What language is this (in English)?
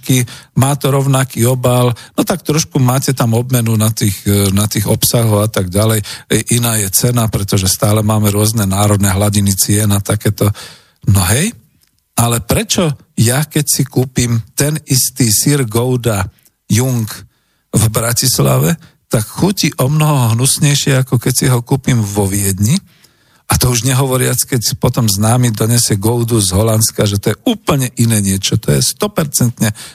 Slovak